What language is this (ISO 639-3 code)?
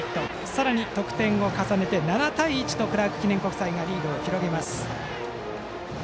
jpn